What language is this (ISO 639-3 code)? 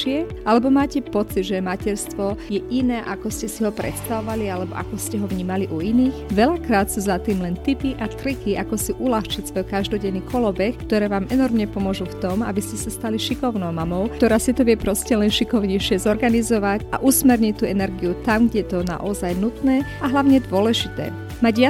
slk